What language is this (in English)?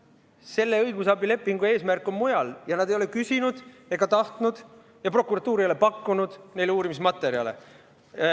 Estonian